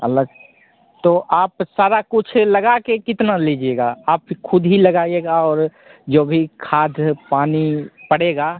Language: Hindi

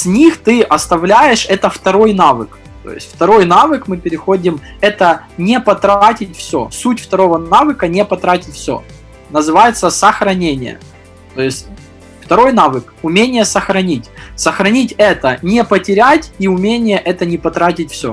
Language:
Russian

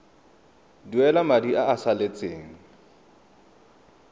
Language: Tswana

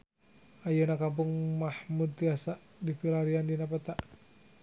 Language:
Sundanese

